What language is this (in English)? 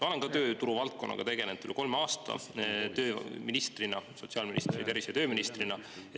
Estonian